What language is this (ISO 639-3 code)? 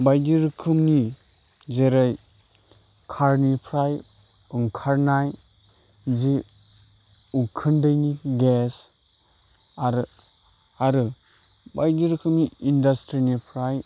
brx